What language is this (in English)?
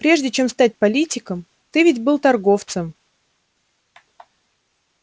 Russian